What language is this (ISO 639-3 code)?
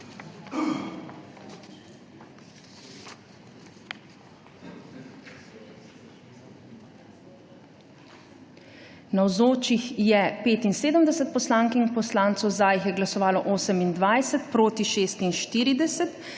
slv